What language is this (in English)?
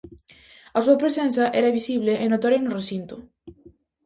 Galician